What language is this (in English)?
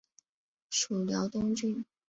Chinese